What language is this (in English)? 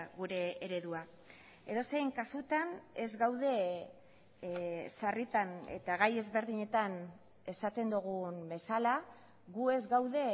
Basque